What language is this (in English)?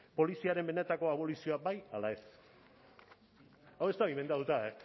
Basque